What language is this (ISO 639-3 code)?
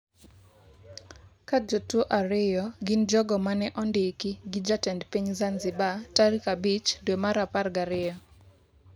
luo